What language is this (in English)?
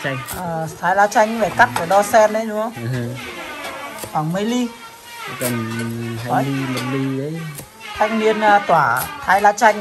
Vietnamese